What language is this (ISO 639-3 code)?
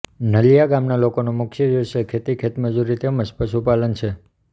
guj